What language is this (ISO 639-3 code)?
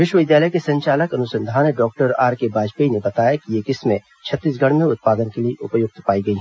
hin